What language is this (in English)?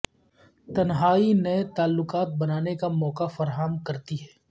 Urdu